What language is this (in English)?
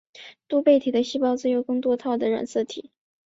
Chinese